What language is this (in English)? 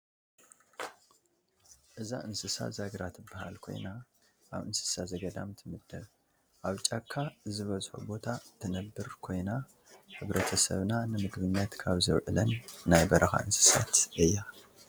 Tigrinya